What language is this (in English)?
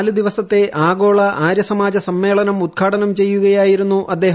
Malayalam